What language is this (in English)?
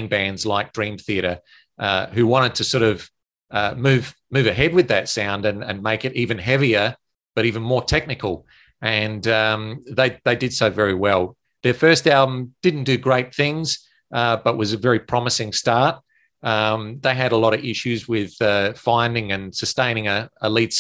English